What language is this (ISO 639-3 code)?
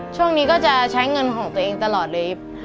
tha